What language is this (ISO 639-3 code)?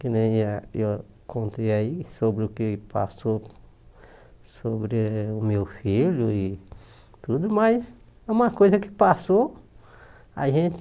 por